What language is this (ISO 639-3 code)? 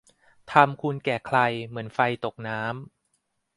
tha